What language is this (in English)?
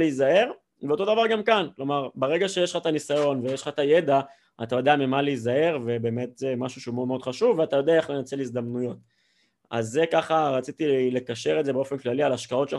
Hebrew